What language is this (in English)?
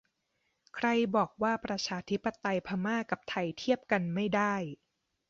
Thai